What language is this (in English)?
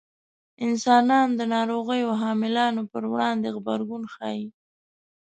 Pashto